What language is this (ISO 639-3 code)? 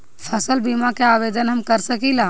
bho